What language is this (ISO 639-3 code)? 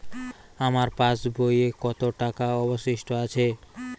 ben